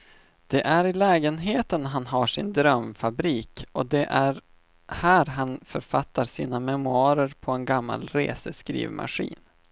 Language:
Swedish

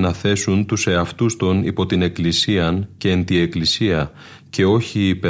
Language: Greek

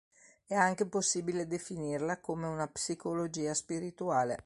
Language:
Italian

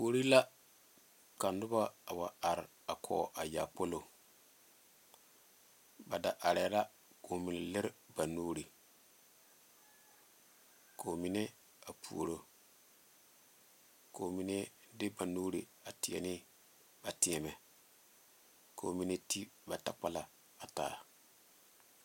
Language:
Southern Dagaare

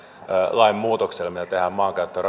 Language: Finnish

